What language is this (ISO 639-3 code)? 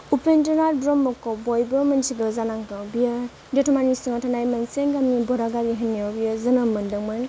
brx